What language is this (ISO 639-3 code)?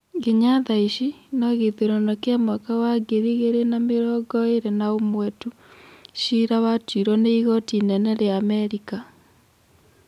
kik